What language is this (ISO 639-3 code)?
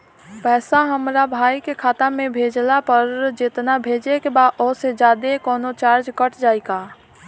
bho